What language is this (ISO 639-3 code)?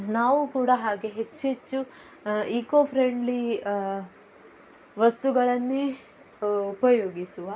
kan